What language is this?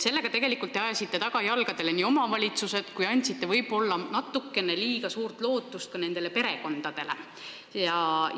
Estonian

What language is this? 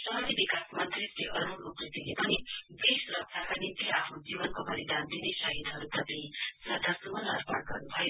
Nepali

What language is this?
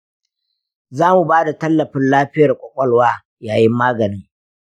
Hausa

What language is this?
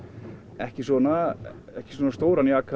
Icelandic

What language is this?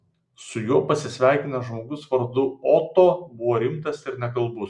Lithuanian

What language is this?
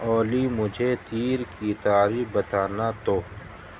Urdu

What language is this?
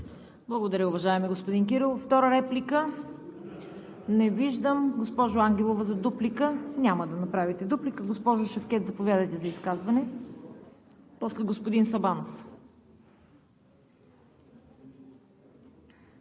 Bulgarian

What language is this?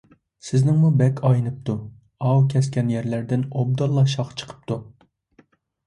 Uyghur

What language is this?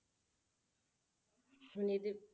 Punjabi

